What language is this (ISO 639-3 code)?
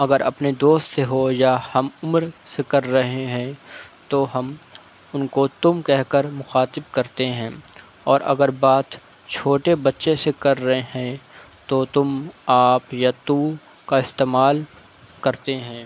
urd